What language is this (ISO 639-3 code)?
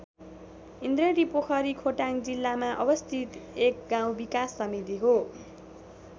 nep